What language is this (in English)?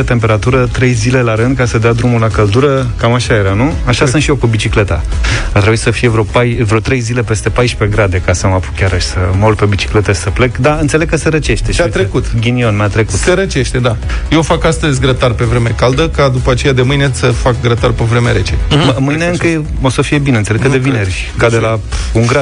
Romanian